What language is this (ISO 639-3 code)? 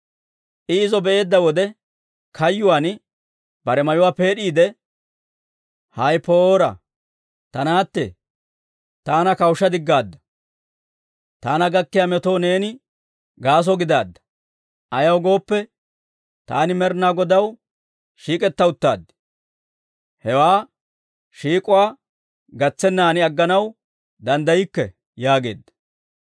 dwr